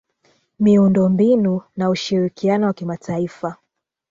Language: Swahili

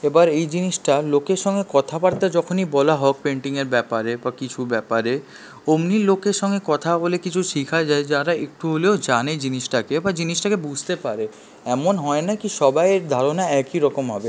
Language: Bangla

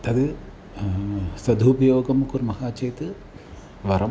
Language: Sanskrit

